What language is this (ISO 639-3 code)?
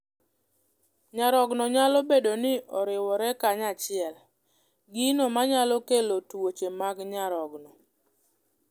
luo